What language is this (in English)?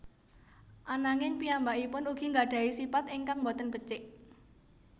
Javanese